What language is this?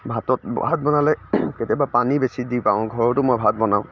Assamese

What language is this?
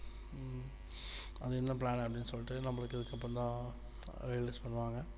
Tamil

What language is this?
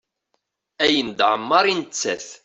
Kabyle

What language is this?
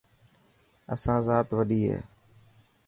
Dhatki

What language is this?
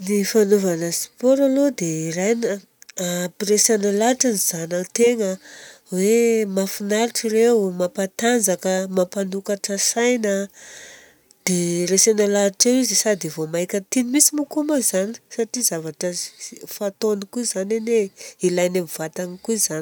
Southern Betsimisaraka Malagasy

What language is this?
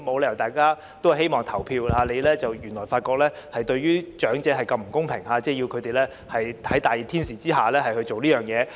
Cantonese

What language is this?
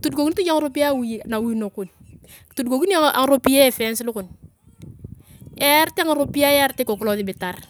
Turkana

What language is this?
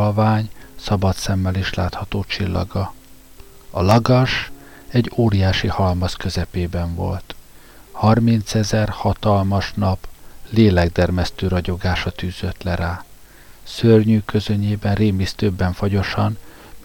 Hungarian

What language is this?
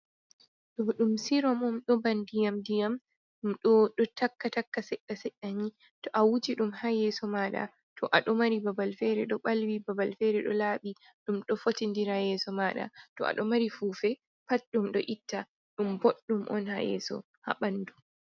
Fula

